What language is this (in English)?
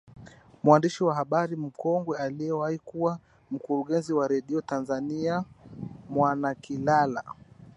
Swahili